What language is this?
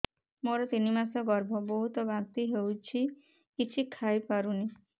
Odia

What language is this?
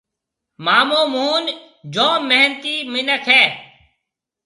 Marwari (Pakistan)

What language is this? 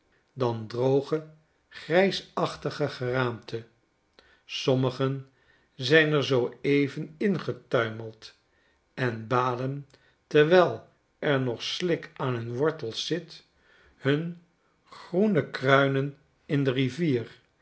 Dutch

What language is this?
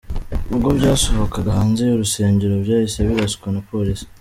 Kinyarwanda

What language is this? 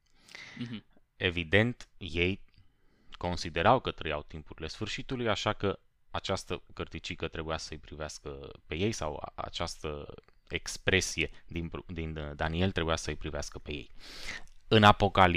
Romanian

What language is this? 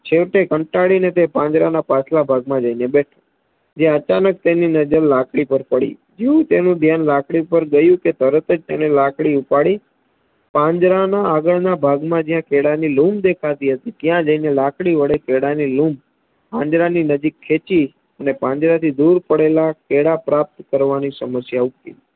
Gujarati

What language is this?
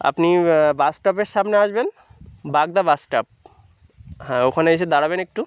Bangla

